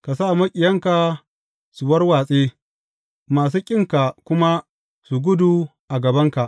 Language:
Hausa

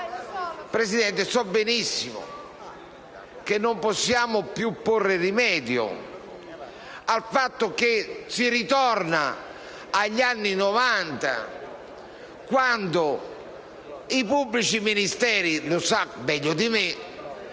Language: Italian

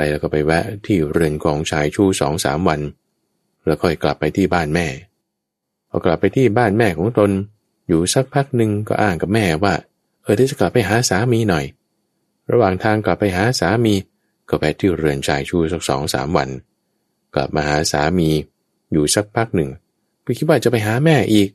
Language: Thai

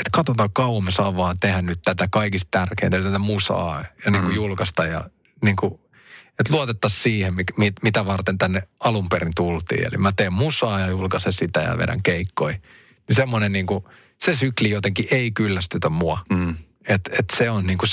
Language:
Finnish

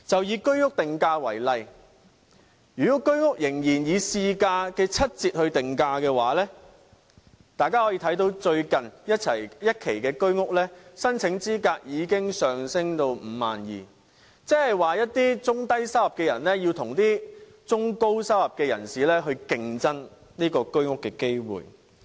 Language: Cantonese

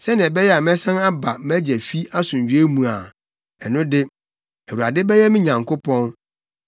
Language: Akan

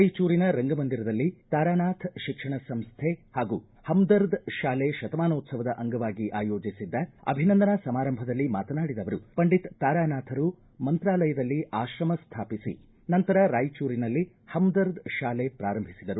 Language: Kannada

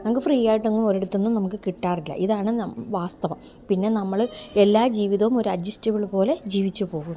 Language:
Malayalam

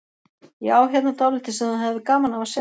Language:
Icelandic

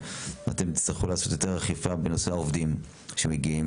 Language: Hebrew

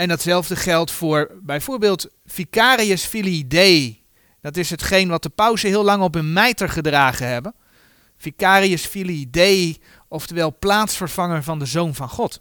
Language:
Dutch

